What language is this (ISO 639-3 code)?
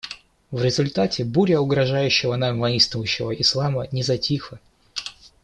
rus